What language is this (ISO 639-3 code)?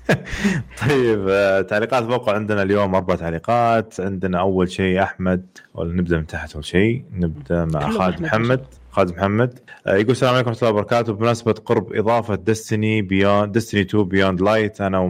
ara